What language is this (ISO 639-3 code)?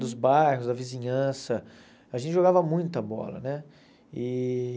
por